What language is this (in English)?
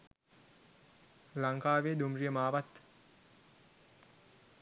Sinhala